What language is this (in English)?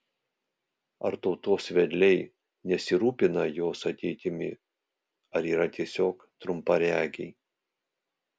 Lithuanian